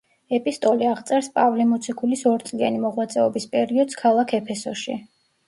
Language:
Georgian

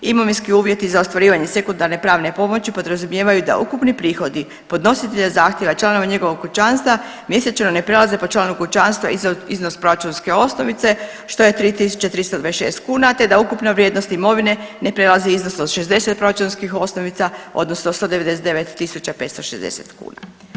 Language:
Croatian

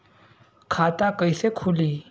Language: Bhojpuri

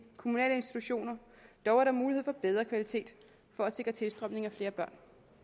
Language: Danish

